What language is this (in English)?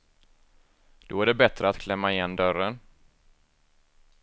Swedish